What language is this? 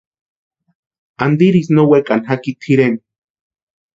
Western Highland Purepecha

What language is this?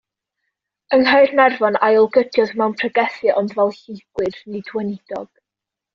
Welsh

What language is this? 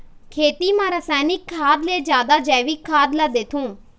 Chhattisgarhi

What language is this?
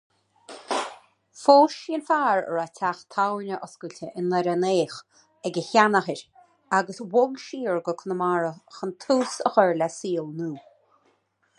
Irish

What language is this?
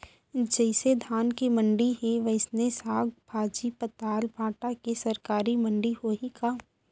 Chhattisgarhi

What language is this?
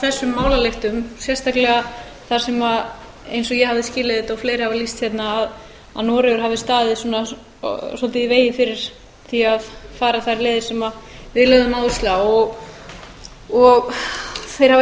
Icelandic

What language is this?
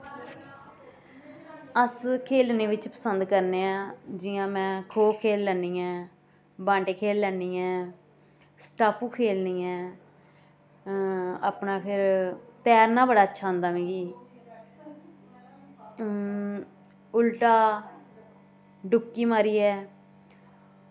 Dogri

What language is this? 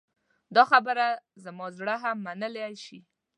Pashto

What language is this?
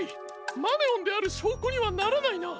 Japanese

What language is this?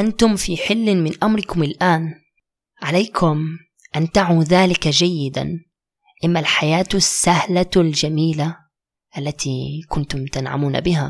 Arabic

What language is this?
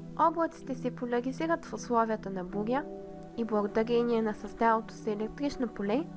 Bulgarian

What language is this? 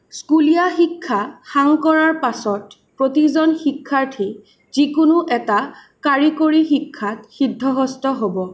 Assamese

